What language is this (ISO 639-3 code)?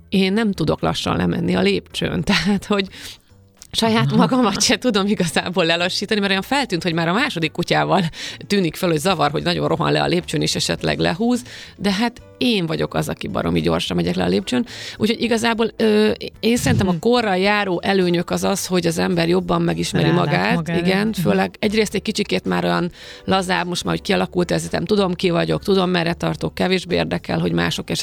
hun